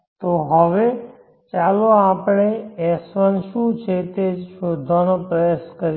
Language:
Gujarati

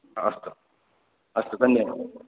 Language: Sanskrit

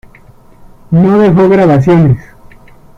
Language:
Spanish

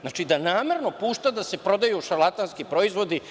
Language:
Serbian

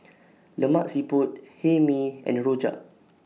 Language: English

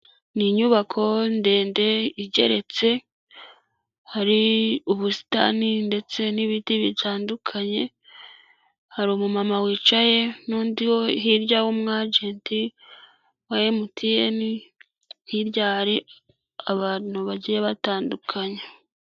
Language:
Kinyarwanda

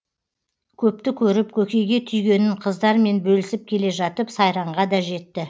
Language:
Kazakh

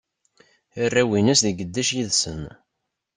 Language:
Kabyle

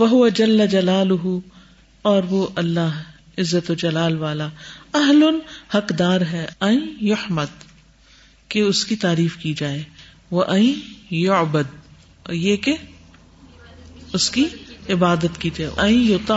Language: Urdu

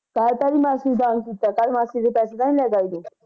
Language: Punjabi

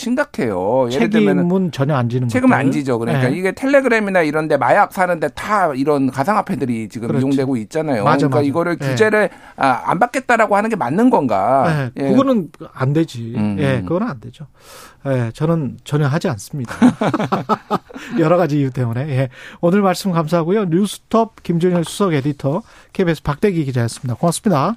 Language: Korean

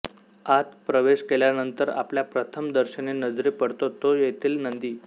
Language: Marathi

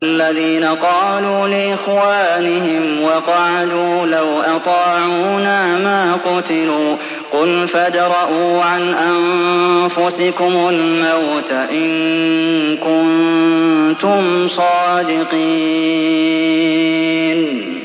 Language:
Arabic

